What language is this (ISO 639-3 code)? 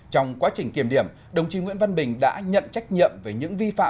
vie